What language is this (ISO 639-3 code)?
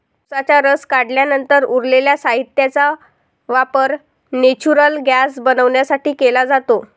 mar